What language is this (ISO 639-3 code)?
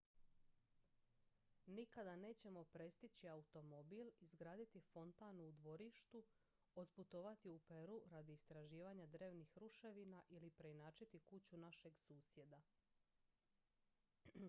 hrv